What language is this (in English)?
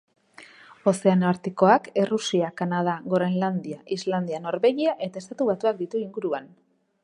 Basque